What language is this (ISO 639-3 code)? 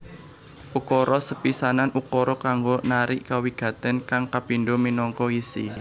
jav